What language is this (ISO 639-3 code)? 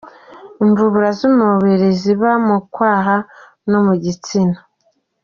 kin